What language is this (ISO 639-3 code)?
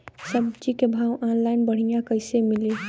bho